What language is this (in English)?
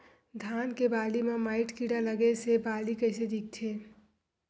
Chhattisgarhi